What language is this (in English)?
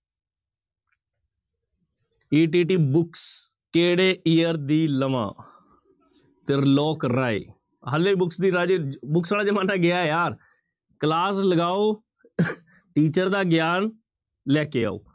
Punjabi